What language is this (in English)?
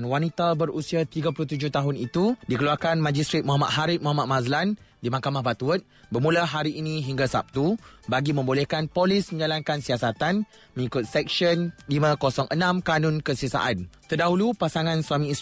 Malay